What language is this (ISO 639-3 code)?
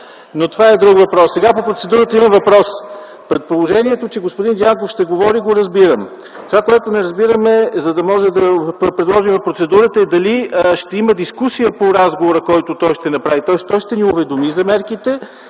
bul